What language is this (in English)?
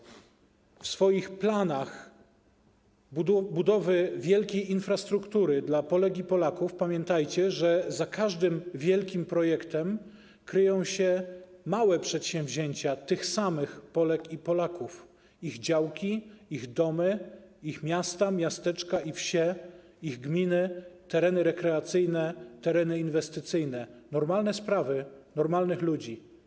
Polish